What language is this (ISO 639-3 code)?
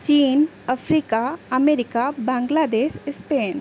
sat